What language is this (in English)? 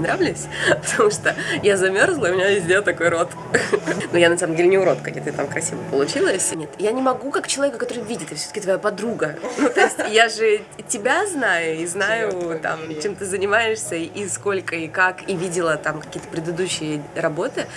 Russian